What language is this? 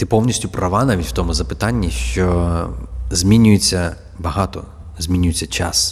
Ukrainian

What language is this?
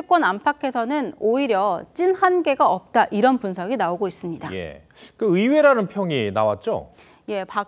Korean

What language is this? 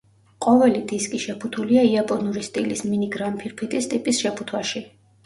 Georgian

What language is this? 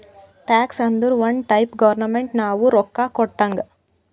Kannada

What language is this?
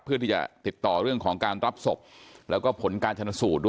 Thai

